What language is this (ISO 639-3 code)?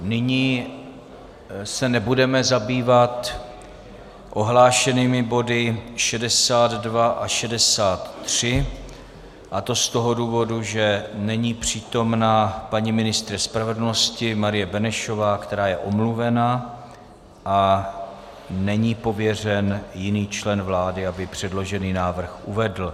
ces